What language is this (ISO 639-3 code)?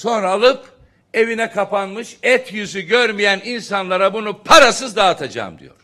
tur